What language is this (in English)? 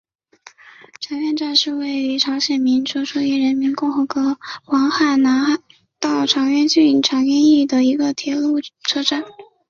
Chinese